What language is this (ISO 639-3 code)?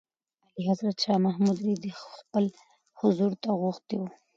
pus